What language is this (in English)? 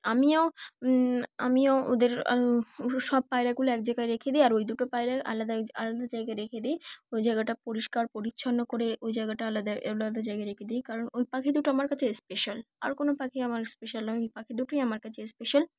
Bangla